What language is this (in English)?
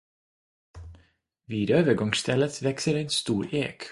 Swedish